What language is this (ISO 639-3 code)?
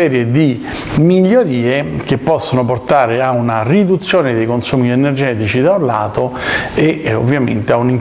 ita